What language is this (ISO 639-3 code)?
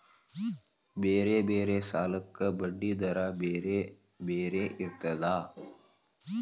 kan